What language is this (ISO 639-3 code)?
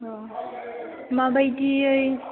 brx